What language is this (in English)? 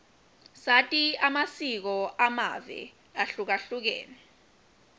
Swati